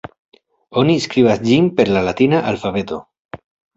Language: Esperanto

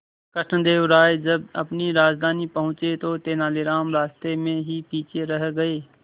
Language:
Hindi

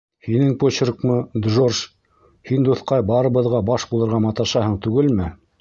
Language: Bashkir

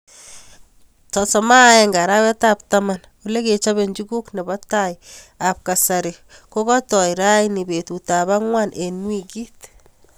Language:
Kalenjin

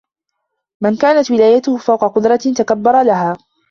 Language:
Arabic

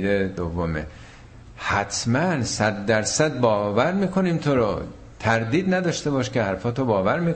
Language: Persian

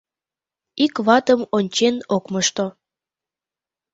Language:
Mari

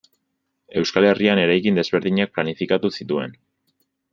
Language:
Basque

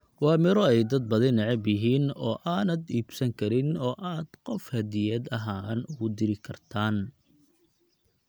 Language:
Somali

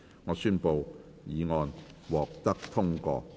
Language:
Cantonese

